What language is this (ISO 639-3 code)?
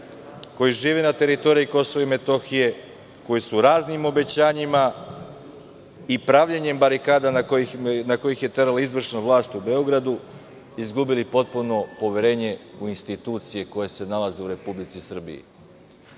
srp